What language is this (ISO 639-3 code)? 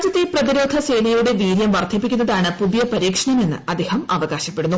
mal